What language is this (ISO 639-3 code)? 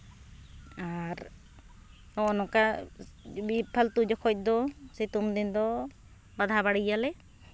sat